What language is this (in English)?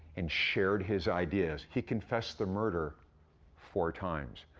English